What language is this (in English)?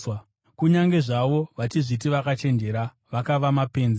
Shona